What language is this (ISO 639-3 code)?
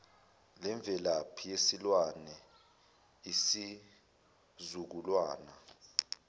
zul